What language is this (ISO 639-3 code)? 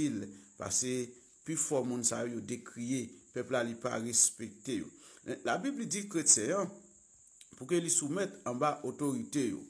ita